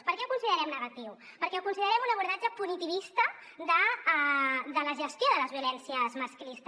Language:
Catalan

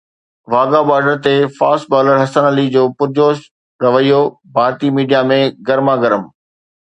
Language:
Sindhi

